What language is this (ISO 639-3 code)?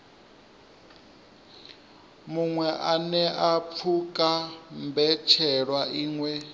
ven